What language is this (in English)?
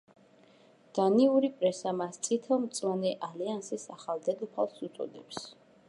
Georgian